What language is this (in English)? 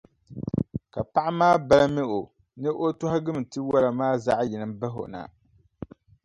Dagbani